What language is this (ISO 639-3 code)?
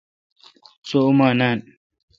xka